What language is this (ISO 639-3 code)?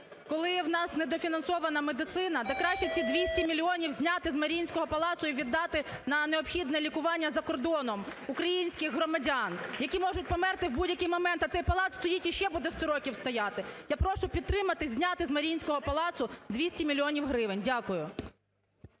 ukr